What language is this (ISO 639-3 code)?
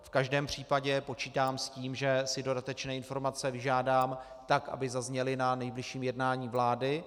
ces